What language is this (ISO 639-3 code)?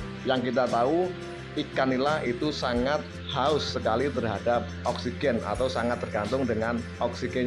ind